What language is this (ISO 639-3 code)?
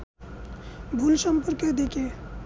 ben